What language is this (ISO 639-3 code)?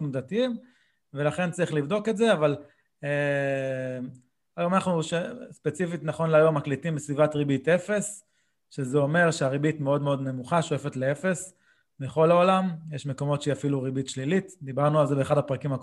heb